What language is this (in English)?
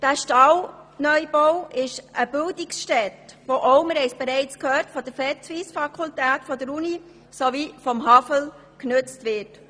Swiss German